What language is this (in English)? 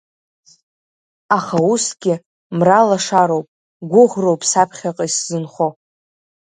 Abkhazian